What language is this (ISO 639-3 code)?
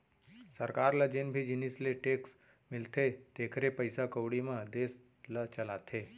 hne